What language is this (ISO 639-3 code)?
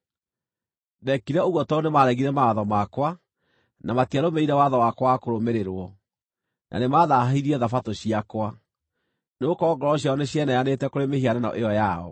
kik